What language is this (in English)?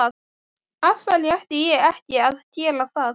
Icelandic